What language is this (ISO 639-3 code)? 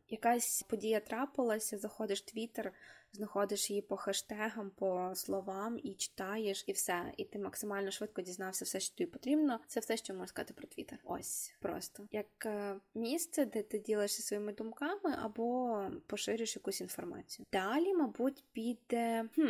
ukr